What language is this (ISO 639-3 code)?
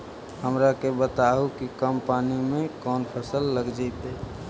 mag